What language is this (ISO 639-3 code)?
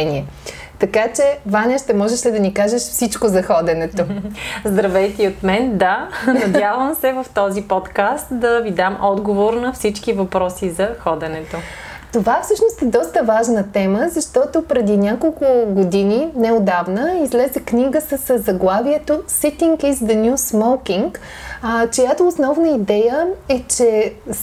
bul